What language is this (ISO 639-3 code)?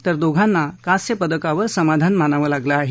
mar